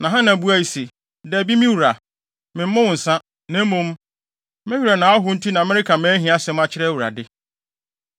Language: Akan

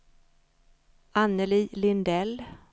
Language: Swedish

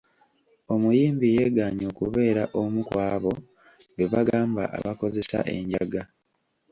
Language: Ganda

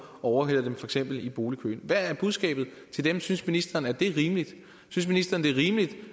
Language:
Danish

